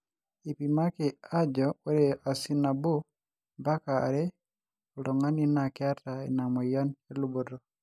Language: Masai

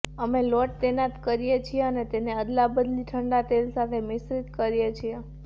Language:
Gujarati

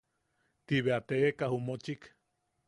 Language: Yaqui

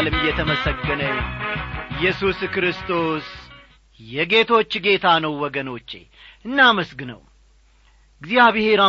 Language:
Amharic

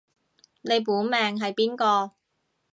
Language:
Cantonese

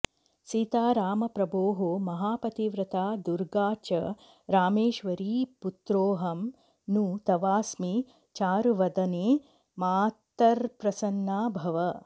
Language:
Sanskrit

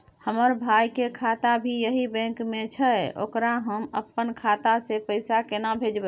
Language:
Maithili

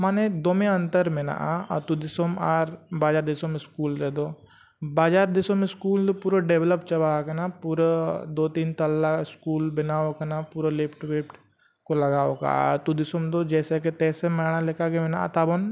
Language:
Santali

